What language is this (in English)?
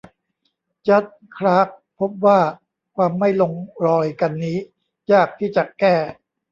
Thai